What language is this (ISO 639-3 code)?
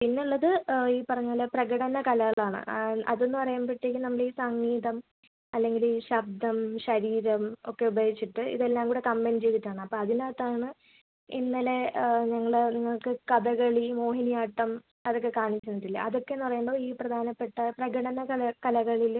mal